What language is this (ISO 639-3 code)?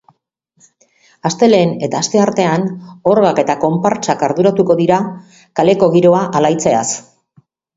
eus